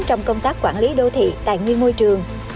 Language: Vietnamese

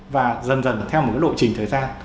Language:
Vietnamese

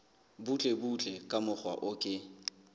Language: Southern Sotho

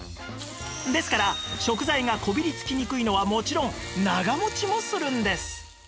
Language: Japanese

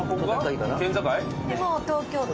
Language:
Japanese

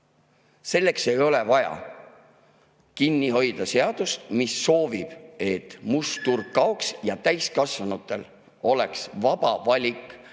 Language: Estonian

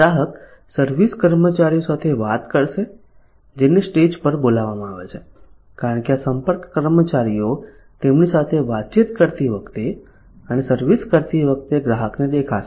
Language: Gujarati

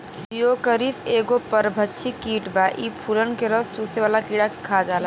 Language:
Bhojpuri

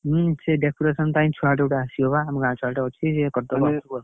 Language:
Odia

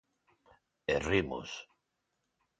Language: Galician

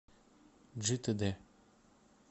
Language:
Russian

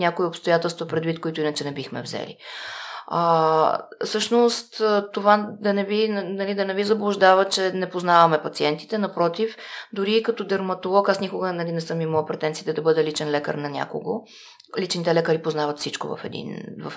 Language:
Bulgarian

